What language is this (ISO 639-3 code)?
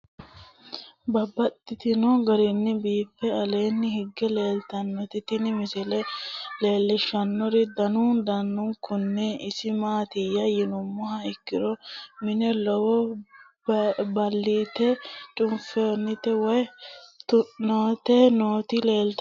sid